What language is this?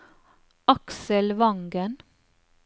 Norwegian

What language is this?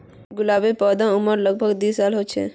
Magahi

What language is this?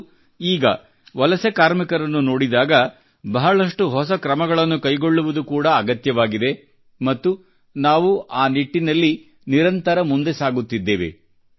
Kannada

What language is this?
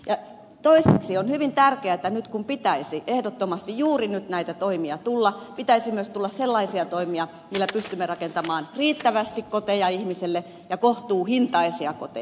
Finnish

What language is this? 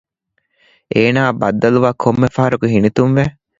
Divehi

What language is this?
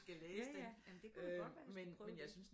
Danish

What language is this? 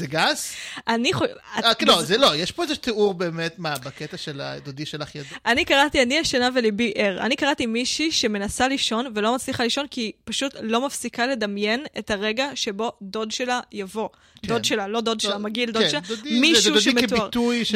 Hebrew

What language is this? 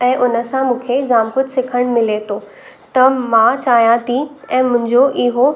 Sindhi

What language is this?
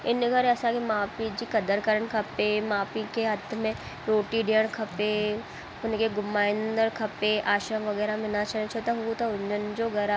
Sindhi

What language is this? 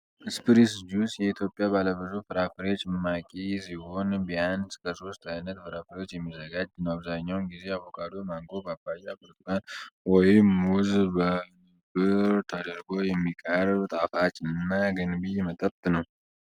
Amharic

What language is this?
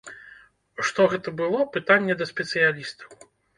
Belarusian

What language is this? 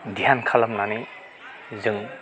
Bodo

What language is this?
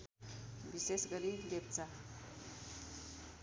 Nepali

